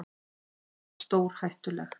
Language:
Icelandic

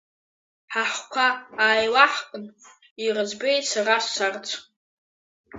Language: Abkhazian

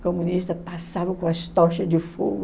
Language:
Portuguese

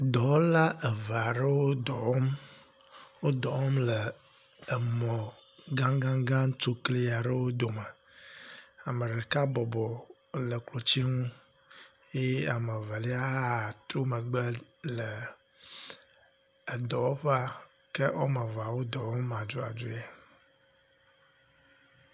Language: Ewe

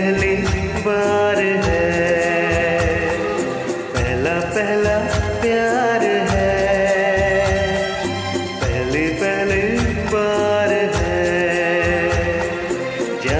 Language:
Hindi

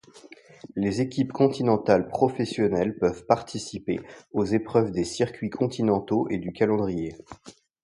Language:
French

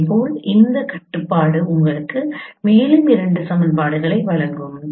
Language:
Tamil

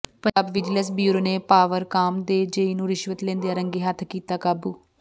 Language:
Punjabi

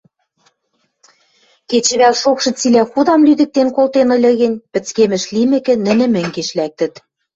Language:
Western Mari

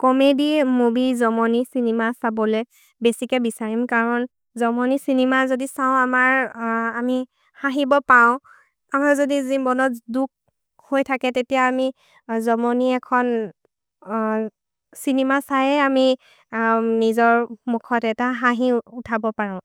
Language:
Maria (India)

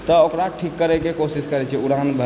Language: Maithili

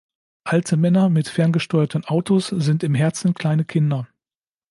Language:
German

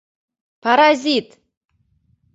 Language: Mari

